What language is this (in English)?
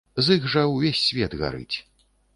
Belarusian